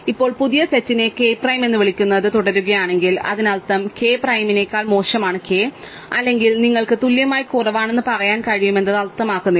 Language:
Malayalam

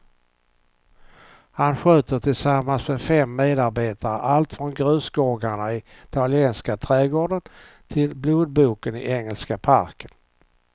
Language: Swedish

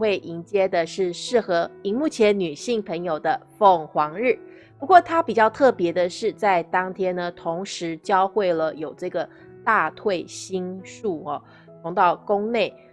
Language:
Chinese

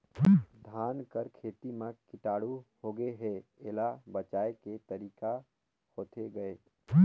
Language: Chhattisgarhi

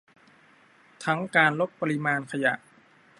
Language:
Thai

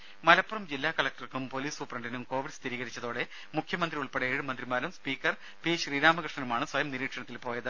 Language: Malayalam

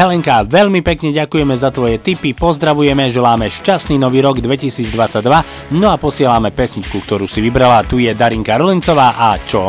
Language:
Slovak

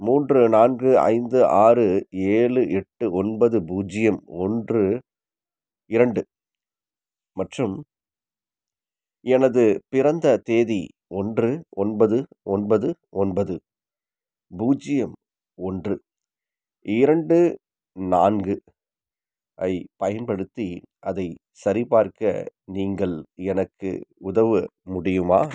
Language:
Tamil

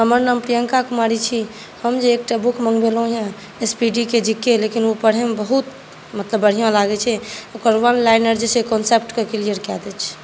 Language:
Maithili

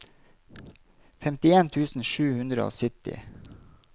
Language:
Norwegian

